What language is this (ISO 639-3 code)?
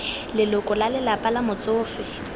tsn